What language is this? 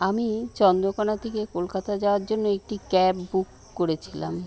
Bangla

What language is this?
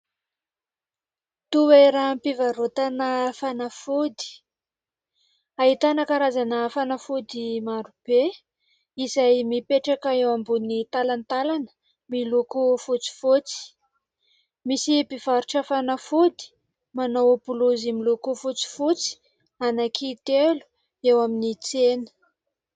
Malagasy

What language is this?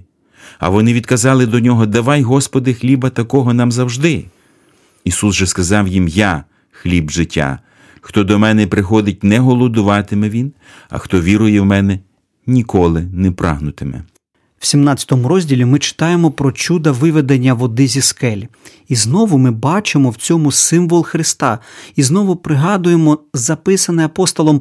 Ukrainian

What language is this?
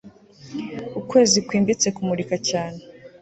Kinyarwanda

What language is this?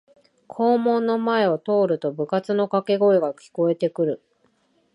Japanese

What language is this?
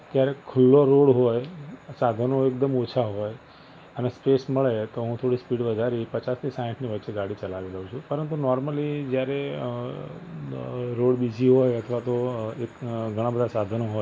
Gujarati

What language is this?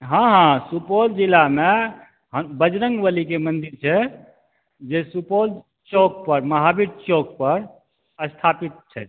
Maithili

